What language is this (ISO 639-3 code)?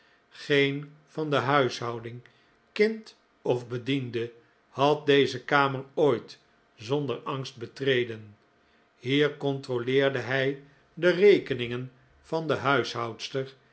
nld